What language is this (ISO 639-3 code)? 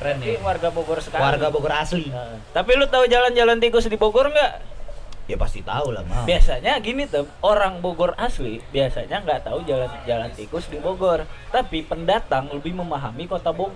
ind